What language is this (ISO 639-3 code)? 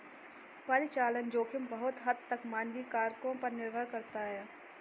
hin